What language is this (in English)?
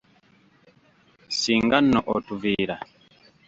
Ganda